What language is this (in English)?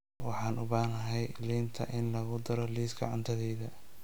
Somali